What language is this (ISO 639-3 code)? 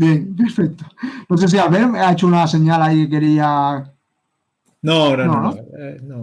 spa